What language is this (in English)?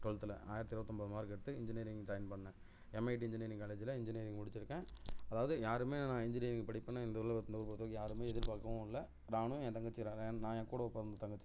Tamil